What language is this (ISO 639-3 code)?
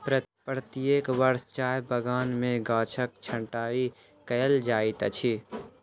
mai